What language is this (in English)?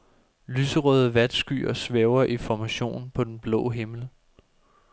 Danish